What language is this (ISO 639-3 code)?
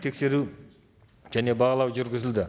kaz